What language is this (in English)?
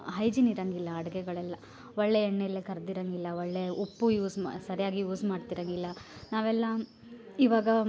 Kannada